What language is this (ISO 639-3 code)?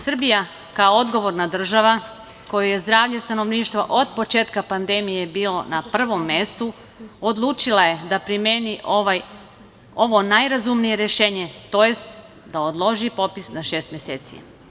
srp